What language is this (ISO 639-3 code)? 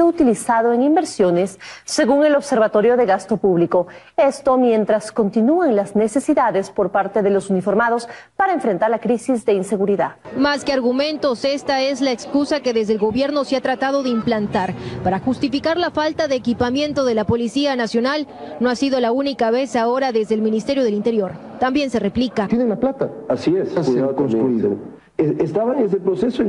spa